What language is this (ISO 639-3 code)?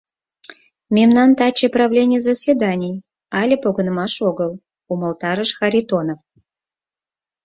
chm